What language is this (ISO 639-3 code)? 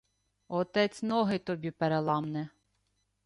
ukr